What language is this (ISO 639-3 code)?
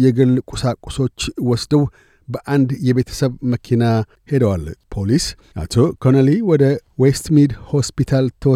amh